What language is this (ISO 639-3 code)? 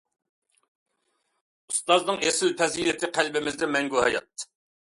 uig